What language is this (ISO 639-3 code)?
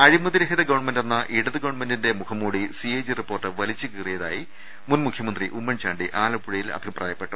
mal